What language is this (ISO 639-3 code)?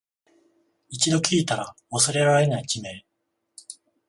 jpn